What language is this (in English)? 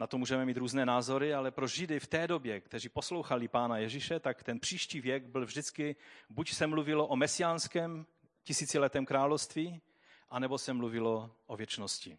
Czech